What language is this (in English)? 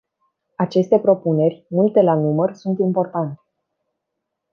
Romanian